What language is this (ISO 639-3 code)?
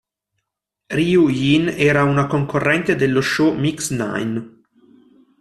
ita